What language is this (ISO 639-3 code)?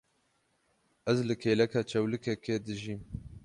kur